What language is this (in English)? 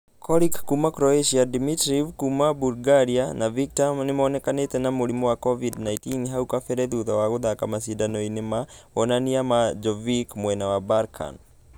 Kikuyu